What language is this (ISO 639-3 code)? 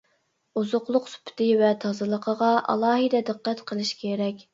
uig